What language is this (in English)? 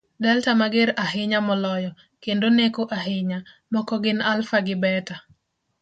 Luo (Kenya and Tanzania)